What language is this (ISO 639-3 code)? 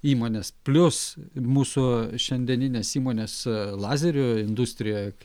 lit